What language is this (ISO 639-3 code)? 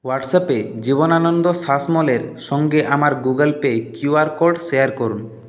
ben